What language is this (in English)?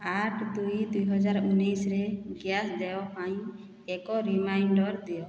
Odia